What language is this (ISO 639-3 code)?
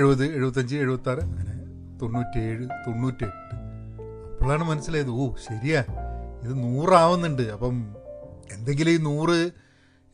mal